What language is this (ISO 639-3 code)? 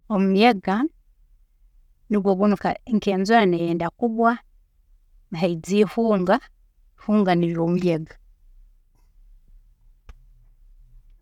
ttj